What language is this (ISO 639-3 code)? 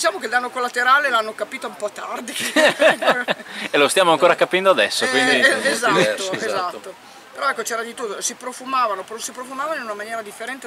ita